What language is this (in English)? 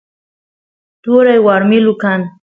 Santiago del Estero Quichua